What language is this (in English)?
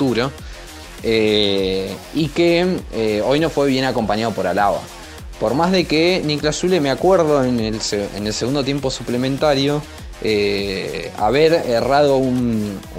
Spanish